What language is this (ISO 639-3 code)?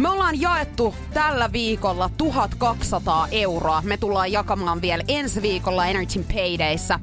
fin